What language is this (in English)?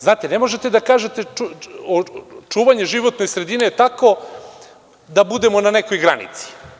Serbian